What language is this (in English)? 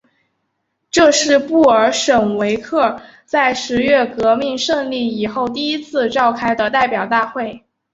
Chinese